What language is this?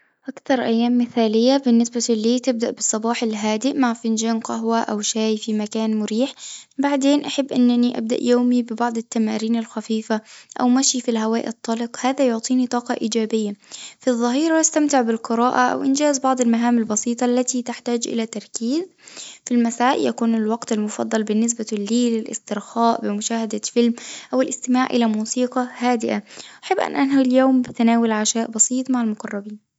Tunisian Arabic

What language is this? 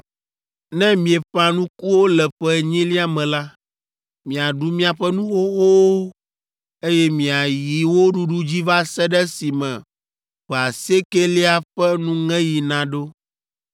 Ewe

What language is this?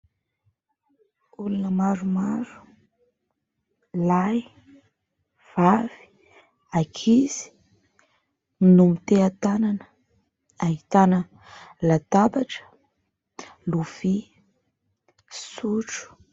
Malagasy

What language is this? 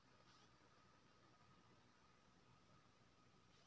Maithili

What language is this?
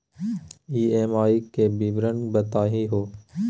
Magahi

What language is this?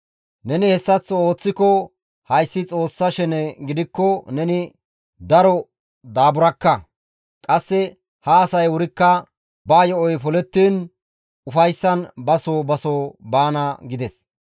Gamo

